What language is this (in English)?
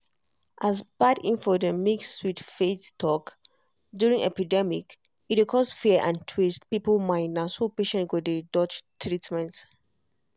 Nigerian Pidgin